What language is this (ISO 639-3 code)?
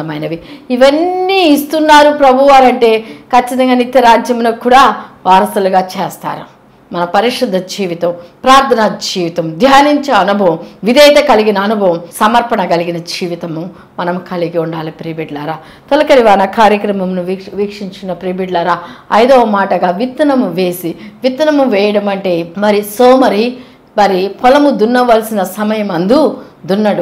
tel